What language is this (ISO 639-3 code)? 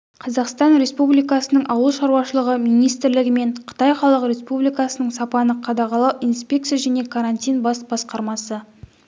kaz